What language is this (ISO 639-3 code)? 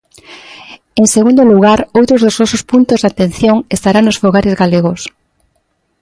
glg